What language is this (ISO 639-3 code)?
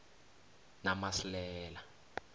nbl